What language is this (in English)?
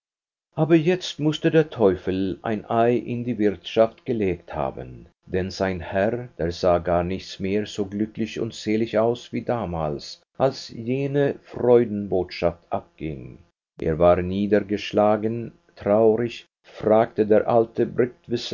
German